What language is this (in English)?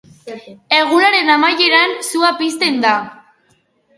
Basque